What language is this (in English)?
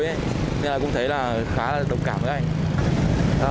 Vietnamese